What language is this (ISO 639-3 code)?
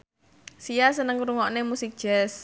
jav